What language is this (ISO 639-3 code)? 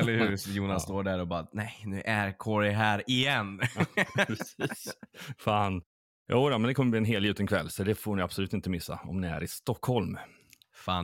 swe